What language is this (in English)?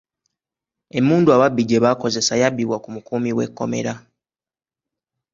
Ganda